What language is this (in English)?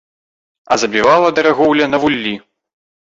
Belarusian